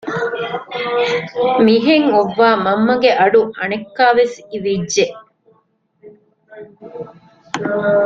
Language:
Divehi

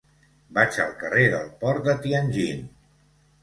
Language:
Catalan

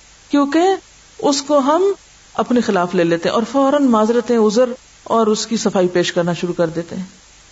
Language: Urdu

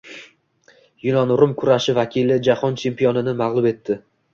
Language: Uzbek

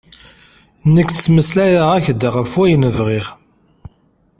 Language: Kabyle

